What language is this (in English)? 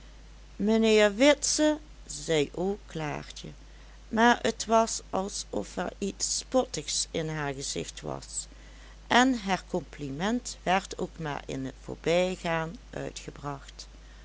Dutch